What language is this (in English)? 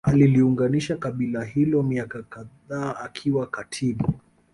Swahili